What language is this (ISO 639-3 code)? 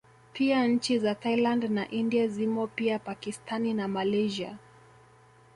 swa